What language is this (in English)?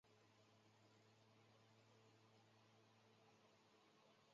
Chinese